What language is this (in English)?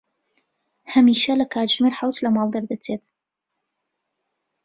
Central Kurdish